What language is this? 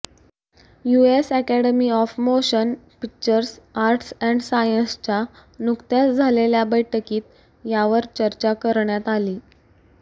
Marathi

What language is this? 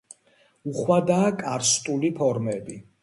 Georgian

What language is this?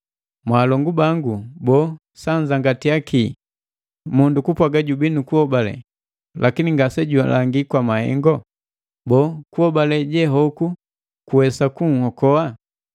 Matengo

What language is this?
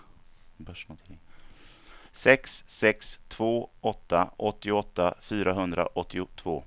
Swedish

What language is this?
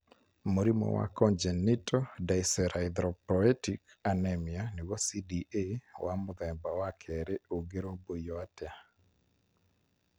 Kikuyu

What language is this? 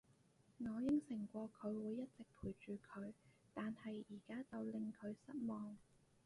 Cantonese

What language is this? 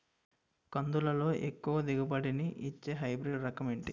Telugu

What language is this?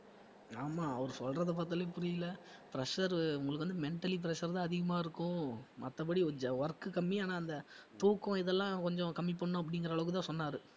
Tamil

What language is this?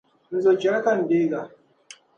Dagbani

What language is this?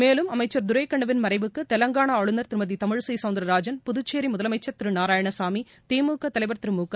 Tamil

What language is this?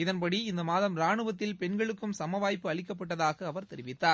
Tamil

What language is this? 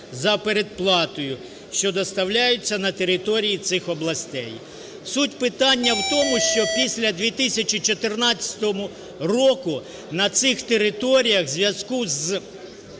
Ukrainian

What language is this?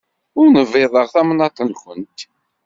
Kabyle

